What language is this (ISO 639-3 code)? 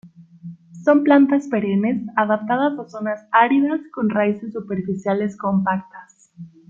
spa